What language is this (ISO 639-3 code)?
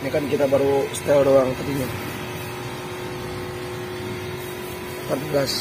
ind